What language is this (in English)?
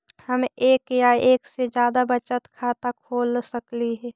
Magahi